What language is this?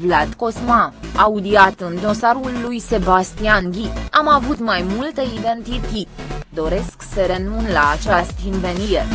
Romanian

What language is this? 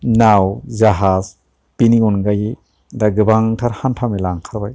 Bodo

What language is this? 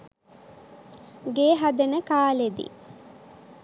Sinhala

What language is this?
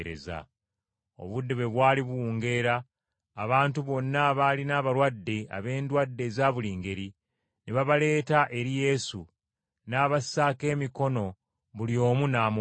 Ganda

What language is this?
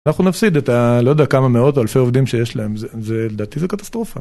Hebrew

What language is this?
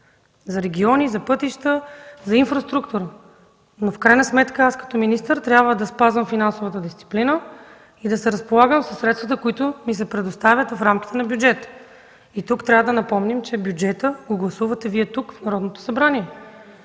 Bulgarian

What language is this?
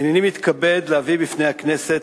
Hebrew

